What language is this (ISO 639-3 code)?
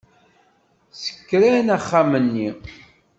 kab